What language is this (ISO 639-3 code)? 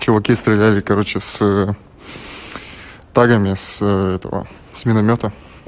rus